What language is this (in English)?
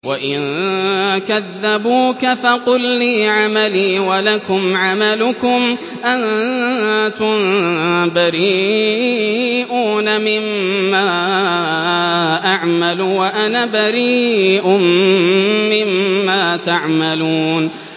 Arabic